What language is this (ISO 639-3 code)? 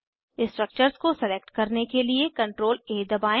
hin